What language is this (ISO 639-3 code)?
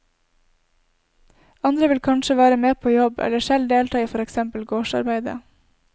nor